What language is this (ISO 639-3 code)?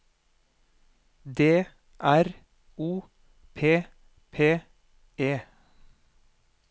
nor